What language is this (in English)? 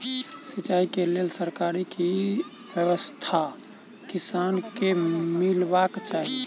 Maithili